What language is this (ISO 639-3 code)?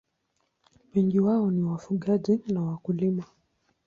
swa